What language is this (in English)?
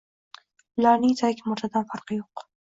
Uzbek